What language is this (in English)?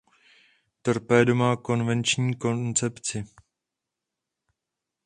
Czech